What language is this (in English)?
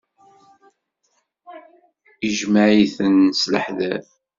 Kabyle